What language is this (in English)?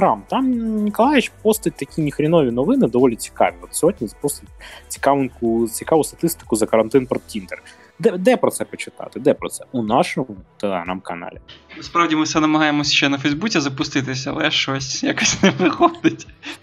Ukrainian